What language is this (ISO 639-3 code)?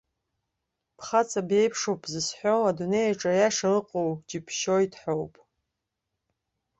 abk